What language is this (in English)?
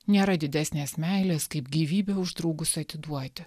Lithuanian